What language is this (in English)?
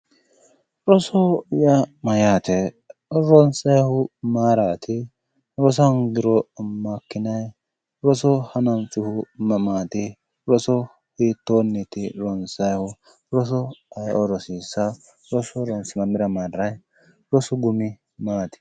Sidamo